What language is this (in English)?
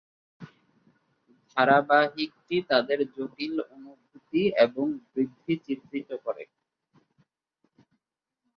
Bangla